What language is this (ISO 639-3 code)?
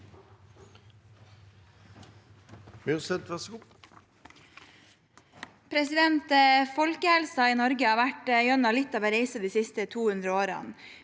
nor